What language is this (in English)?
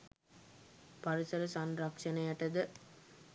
Sinhala